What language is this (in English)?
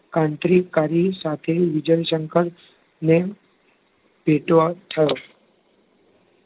Gujarati